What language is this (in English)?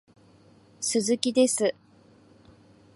Japanese